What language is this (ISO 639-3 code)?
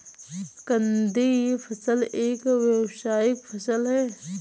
hin